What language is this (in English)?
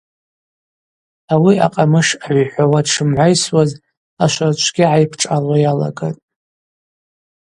Abaza